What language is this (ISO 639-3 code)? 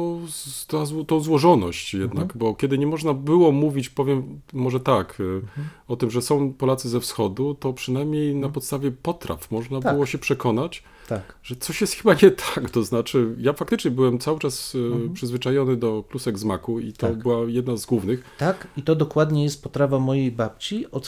pol